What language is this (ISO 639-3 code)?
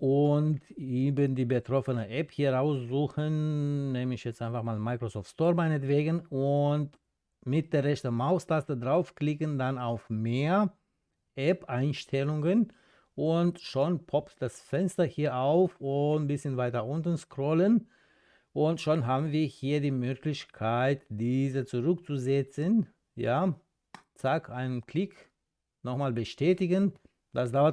deu